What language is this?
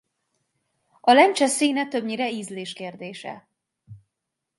Hungarian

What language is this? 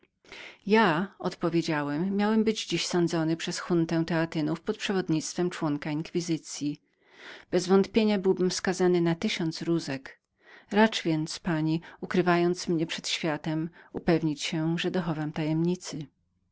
Polish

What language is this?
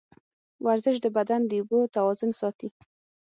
Pashto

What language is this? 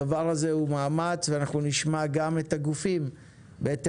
Hebrew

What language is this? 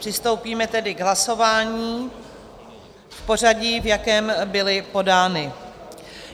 Czech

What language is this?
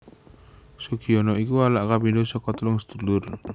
Javanese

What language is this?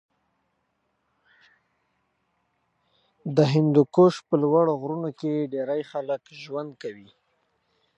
Pashto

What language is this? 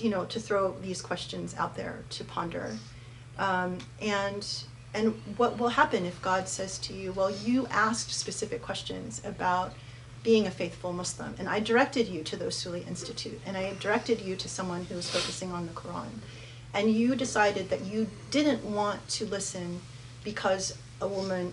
English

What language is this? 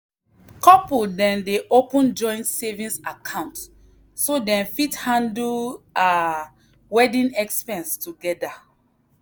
Nigerian Pidgin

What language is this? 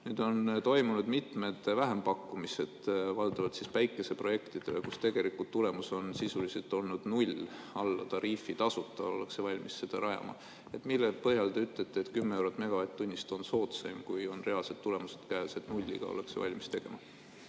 Estonian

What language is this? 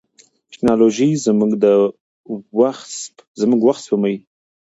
Pashto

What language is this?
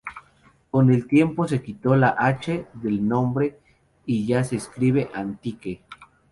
Spanish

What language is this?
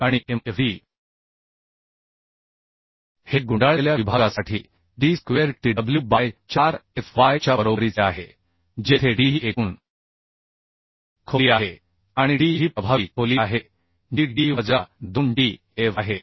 Marathi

